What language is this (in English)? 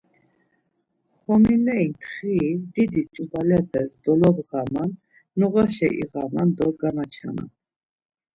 Laz